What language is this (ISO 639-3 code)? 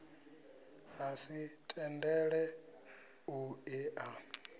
ven